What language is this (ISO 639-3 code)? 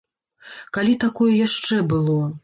bel